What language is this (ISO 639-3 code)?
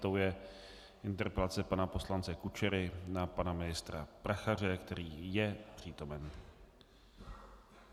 ces